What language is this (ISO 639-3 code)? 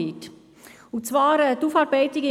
gsw